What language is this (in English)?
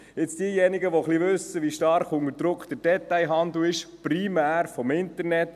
Swiss German